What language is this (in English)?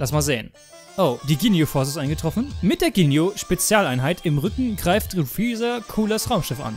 German